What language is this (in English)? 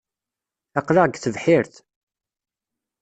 Kabyle